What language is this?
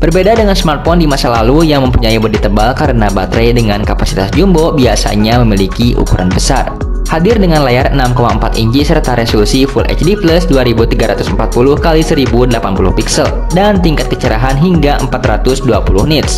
Indonesian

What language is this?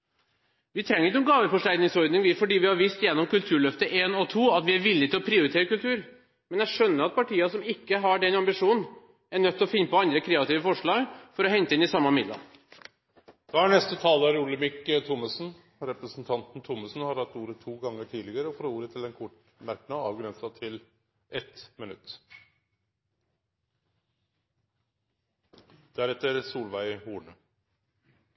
Norwegian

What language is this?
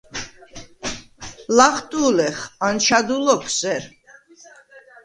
Svan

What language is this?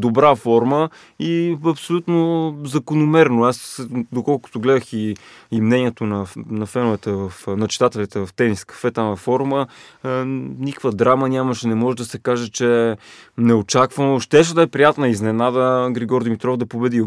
Bulgarian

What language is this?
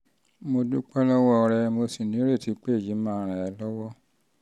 Yoruba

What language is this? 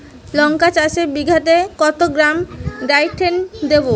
Bangla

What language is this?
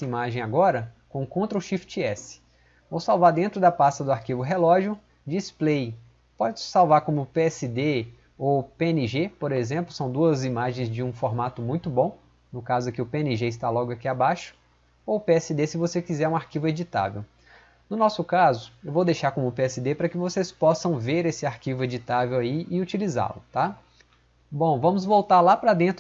Portuguese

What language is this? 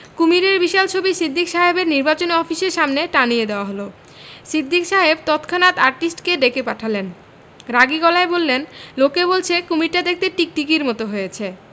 Bangla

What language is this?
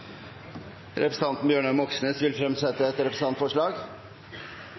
Norwegian Nynorsk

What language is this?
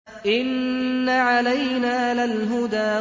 Arabic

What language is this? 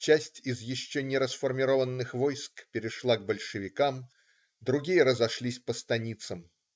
Russian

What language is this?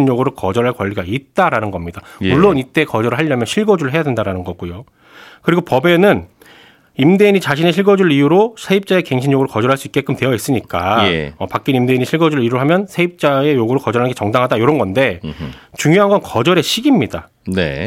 Korean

